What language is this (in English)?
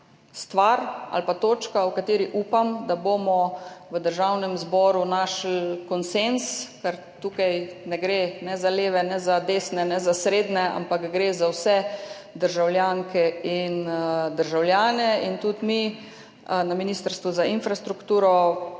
Slovenian